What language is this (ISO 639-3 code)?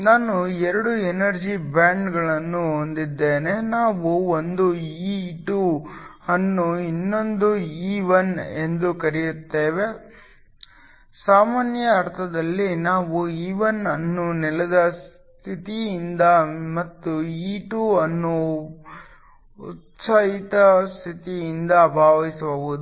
kan